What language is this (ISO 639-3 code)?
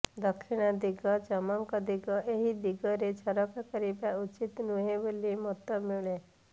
ori